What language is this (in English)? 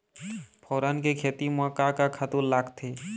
Chhattisgarhi